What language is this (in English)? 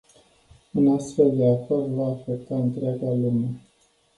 Romanian